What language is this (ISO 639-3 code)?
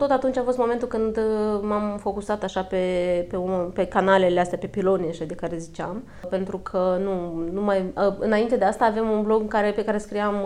ron